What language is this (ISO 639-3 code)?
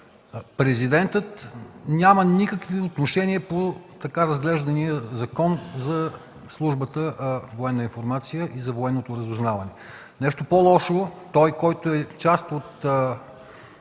bul